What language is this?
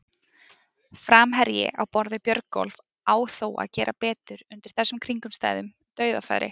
Icelandic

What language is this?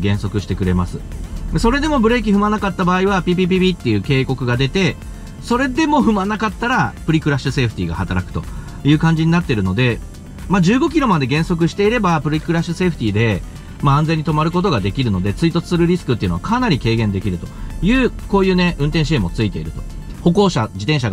Japanese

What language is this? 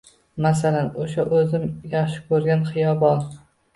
Uzbek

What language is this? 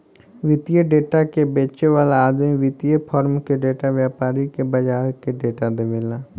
Bhojpuri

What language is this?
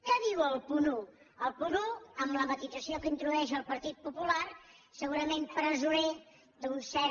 Catalan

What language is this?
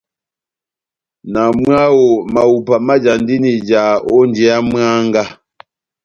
Batanga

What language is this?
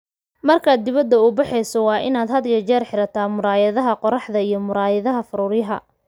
Somali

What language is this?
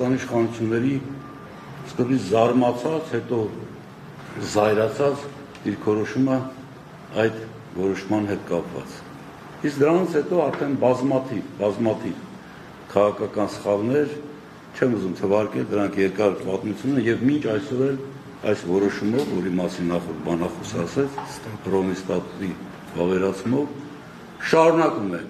Romanian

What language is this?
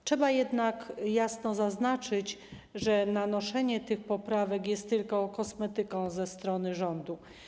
Polish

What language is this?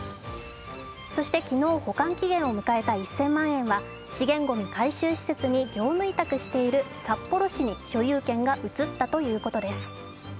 Japanese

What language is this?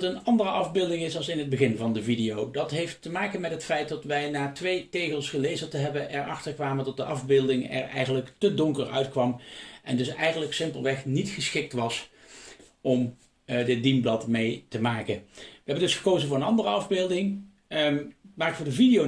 Dutch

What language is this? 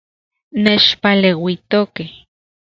Central Puebla Nahuatl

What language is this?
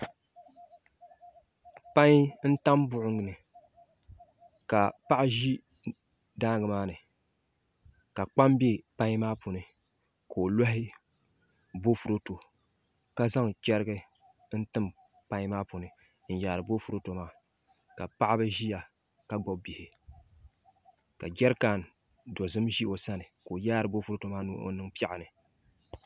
Dagbani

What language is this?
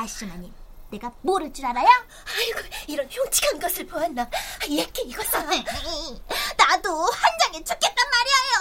Korean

